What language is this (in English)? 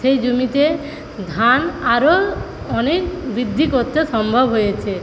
Bangla